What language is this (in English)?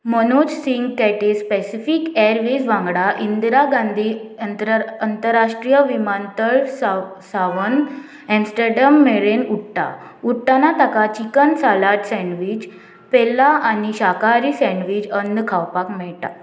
Konkani